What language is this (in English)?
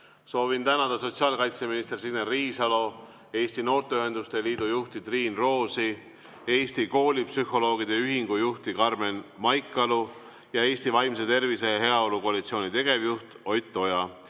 Estonian